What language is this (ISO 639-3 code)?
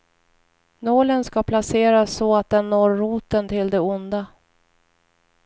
swe